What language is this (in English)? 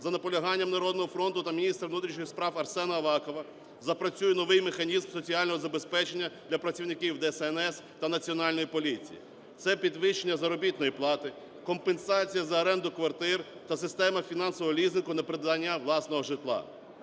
Ukrainian